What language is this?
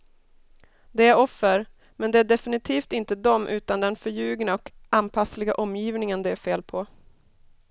Swedish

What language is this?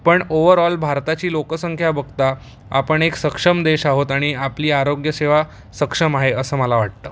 Marathi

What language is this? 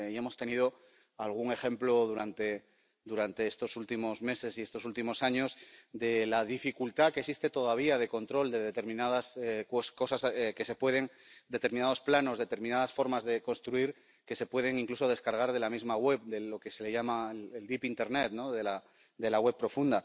Spanish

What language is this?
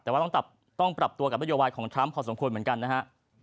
Thai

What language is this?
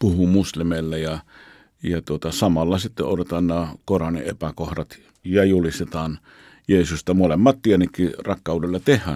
Finnish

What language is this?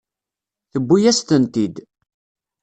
Kabyle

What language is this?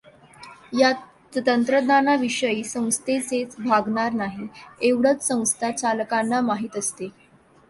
Marathi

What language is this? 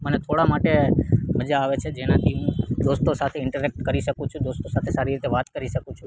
Gujarati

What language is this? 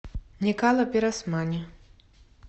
Russian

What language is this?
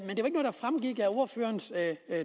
Danish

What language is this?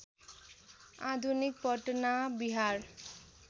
Nepali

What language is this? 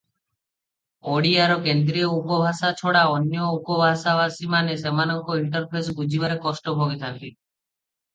Odia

